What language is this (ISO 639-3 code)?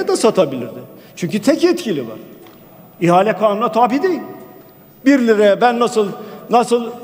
tur